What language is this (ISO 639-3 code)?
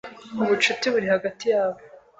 kin